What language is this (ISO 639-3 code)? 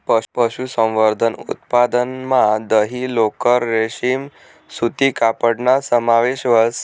mar